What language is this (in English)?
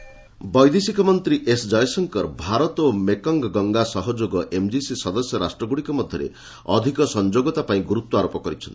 Odia